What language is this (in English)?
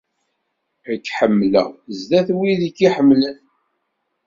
Kabyle